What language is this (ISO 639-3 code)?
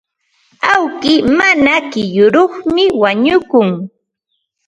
qva